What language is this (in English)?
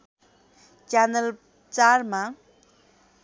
Nepali